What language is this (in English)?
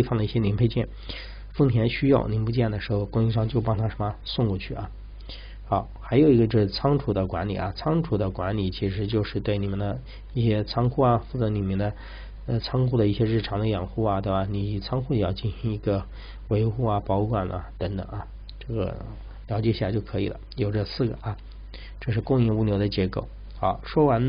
Chinese